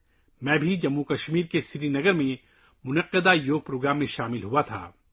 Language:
Urdu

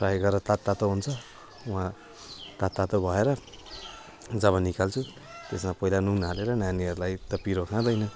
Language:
Nepali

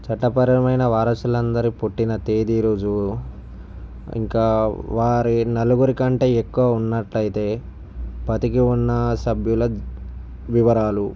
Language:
Telugu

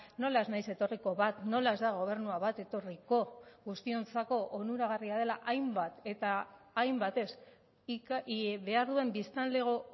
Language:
Basque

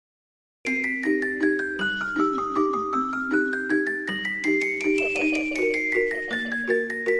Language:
English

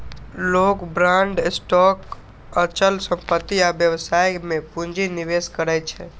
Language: Maithili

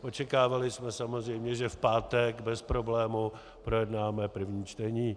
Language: Czech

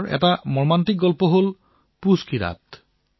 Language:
Assamese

